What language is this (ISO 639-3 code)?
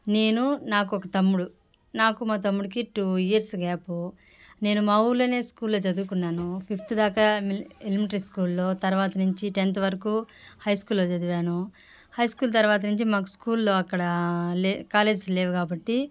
tel